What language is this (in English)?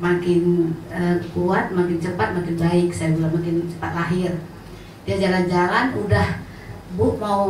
Indonesian